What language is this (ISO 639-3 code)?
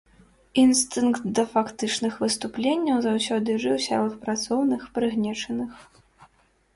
bel